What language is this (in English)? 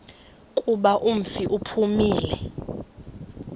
Xhosa